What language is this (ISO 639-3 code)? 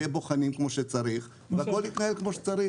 heb